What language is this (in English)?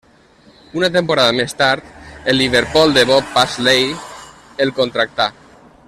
Catalan